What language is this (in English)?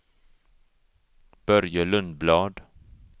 Swedish